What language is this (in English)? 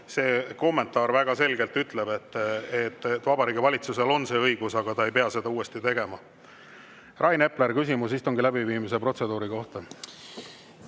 Estonian